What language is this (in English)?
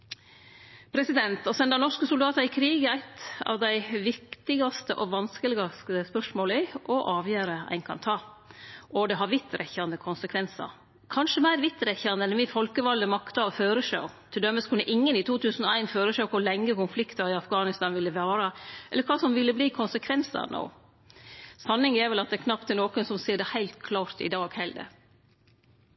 Norwegian Nynorsk